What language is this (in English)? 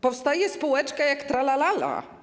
Polish